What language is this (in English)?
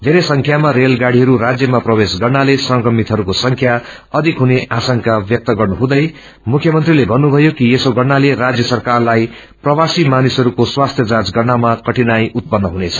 Nepali